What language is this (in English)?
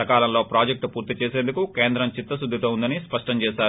Telugu